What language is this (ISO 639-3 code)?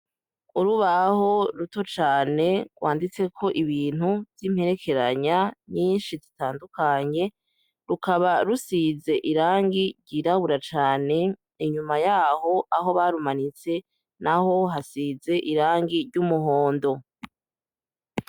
run